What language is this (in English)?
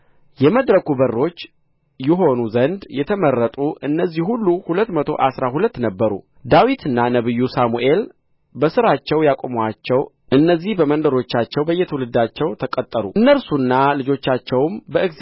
Amharic